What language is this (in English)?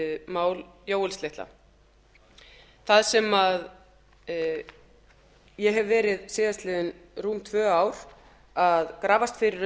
Icelandic